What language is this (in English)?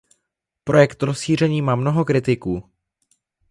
Czech